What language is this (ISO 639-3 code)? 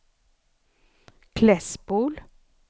swe